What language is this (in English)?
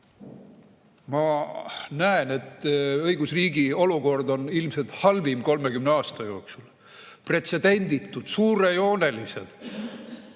Estonian